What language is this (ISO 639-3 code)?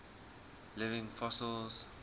eng